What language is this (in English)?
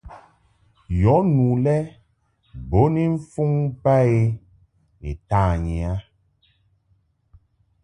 Mungaka